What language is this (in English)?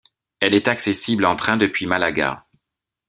French